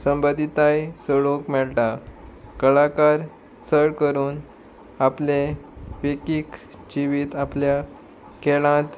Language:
Konkani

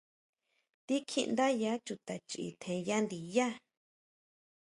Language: Huautla Mazatec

